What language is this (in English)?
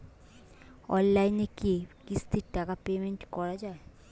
Bangla